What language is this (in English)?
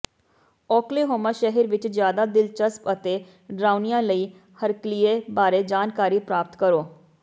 Punjabi